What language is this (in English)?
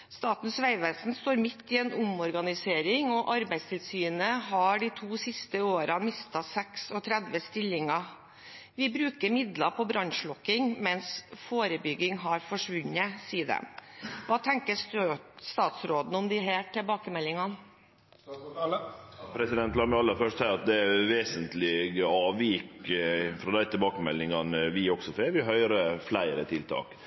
Norwegian